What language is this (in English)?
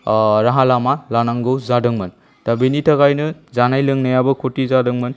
Bodo